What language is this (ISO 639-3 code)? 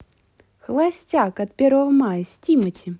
rus